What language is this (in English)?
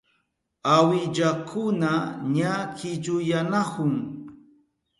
Southern Pastaza Quechua